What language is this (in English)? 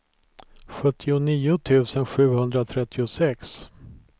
Swedish